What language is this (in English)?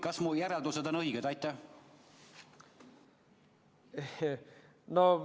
Estonian